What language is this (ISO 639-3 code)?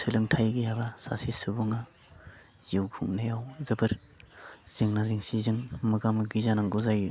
brx